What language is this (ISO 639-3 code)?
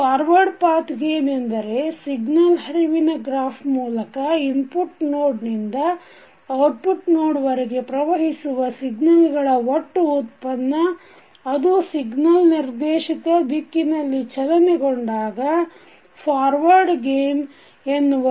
kan